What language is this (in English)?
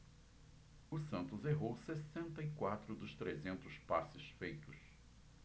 Portuguese